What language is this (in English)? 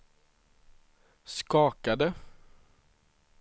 Swedish